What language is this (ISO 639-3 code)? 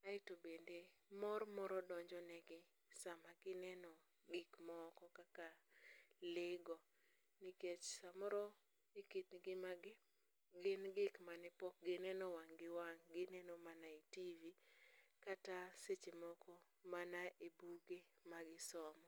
luo